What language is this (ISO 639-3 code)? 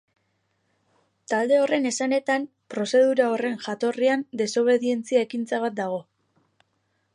eus